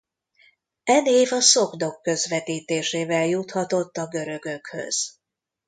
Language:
Hungarian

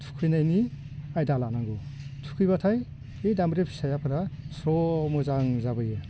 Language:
Bodo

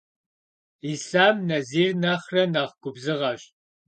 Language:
Kabardian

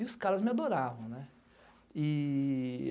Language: Portuguese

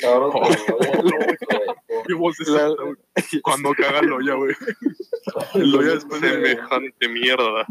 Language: Spanish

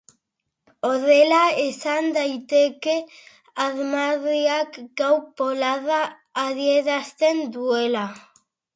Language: Basque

